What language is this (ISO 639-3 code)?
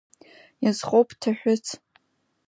abk